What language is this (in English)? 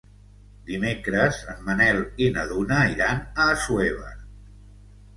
Catalan